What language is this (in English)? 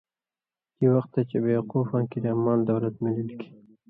Indus Kohistani